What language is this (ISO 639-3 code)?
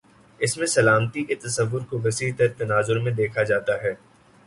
urd